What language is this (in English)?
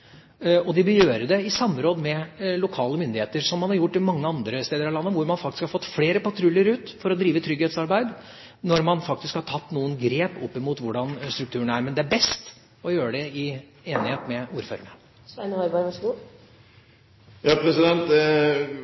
Norwegian Bokmål